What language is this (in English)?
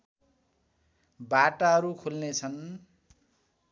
Nepali